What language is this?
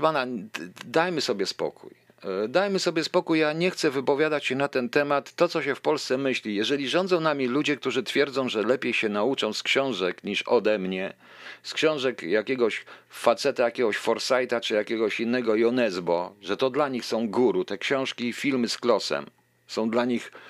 Polish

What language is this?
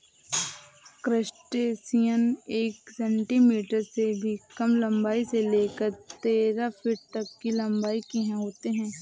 Hindi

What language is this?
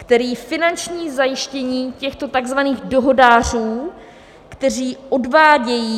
Czech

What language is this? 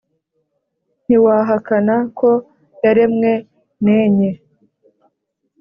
Kinyarwanda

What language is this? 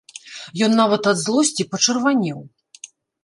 Belarusian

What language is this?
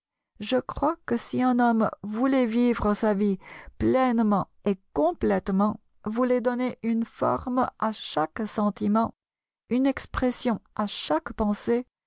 French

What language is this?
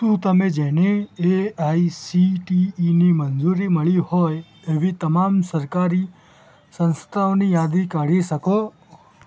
Gujarati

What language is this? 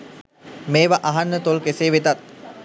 Sinhala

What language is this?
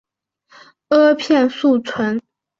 Chinese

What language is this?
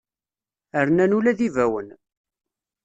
Kabyle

